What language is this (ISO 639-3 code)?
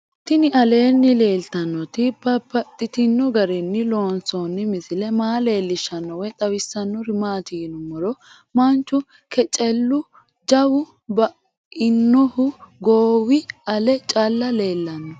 sid